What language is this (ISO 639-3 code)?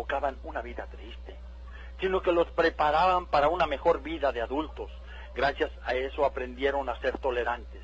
spa